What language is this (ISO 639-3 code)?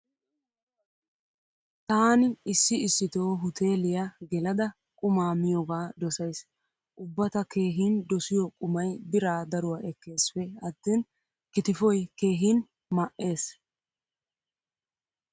wal